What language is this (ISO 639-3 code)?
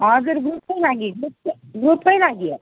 nep